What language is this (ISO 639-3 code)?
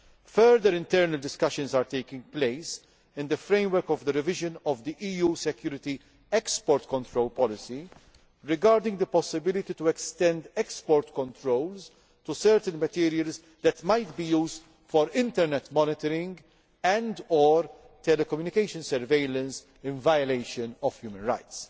eng